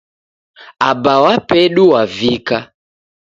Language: Taita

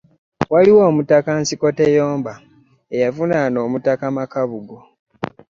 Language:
Ganda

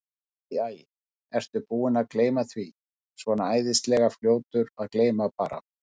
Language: Icelandic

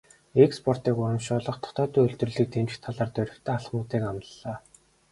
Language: Mongolian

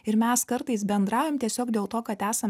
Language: Lithuanian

